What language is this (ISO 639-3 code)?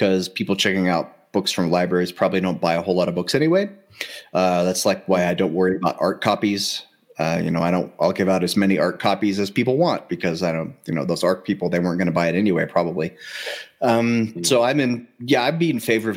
eng